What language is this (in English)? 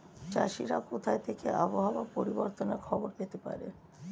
Bangla